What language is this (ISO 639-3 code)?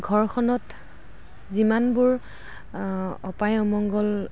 asm